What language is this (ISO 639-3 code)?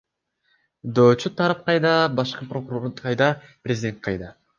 kir